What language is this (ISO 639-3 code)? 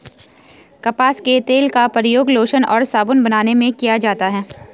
hin